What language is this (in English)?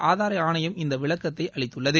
Tamil